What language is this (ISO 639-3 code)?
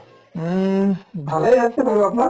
asm